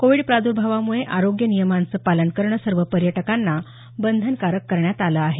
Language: Marathi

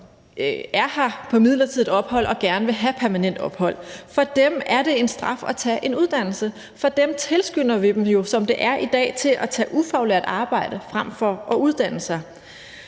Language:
Danish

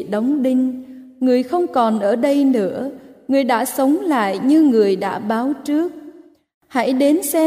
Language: Vietnamese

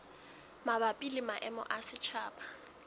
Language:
Southern Sotho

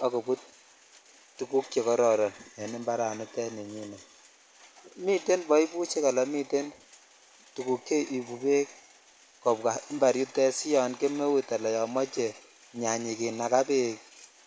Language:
Kalenjin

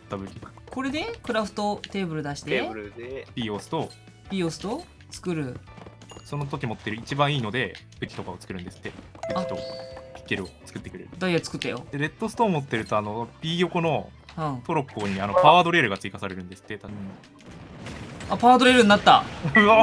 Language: Japanese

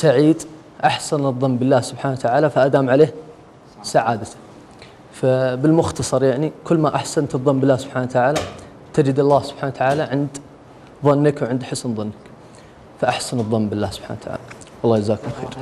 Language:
Arabic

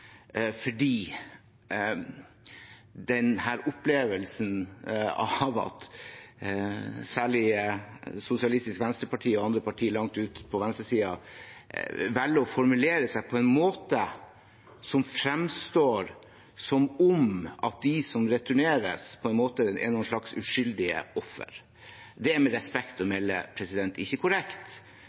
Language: Norwegian Bokmål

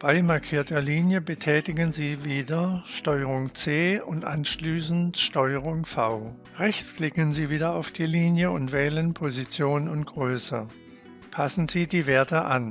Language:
German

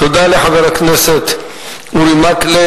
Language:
Hebrew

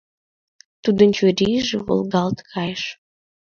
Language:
Mari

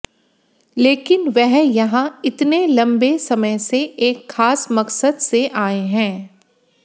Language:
Hindi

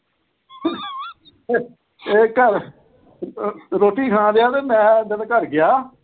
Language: Punjabi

